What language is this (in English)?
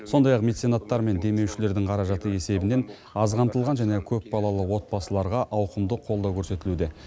Kazakh